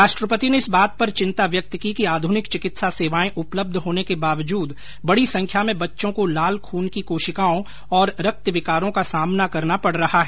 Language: Hindi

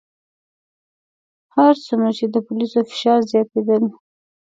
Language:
Pashto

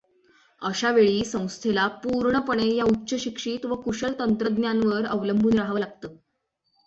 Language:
Marathi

